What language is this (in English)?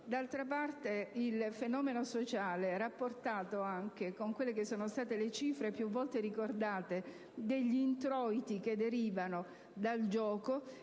Italian